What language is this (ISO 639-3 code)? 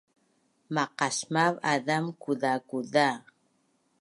bnn